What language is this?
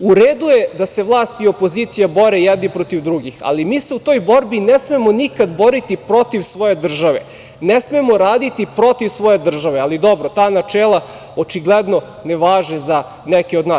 Serbian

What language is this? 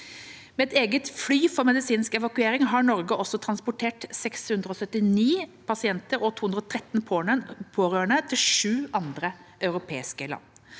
Norwegian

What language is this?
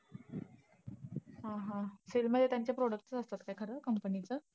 Marathi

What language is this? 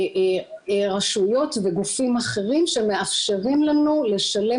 Hebrew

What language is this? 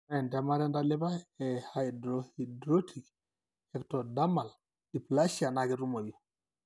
Masai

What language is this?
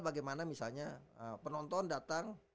Indonesian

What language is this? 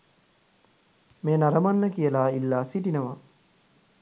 Sinhala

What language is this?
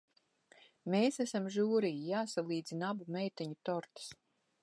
Latvian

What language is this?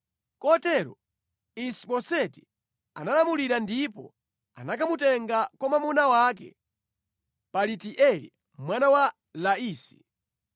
Nyanja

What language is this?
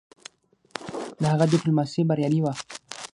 Pashto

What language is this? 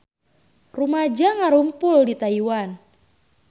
Sundanese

